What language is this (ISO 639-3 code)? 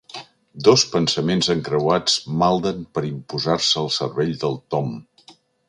cat